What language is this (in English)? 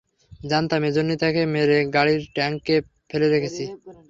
Bangla